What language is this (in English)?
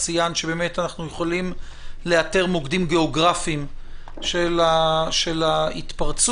Hebrew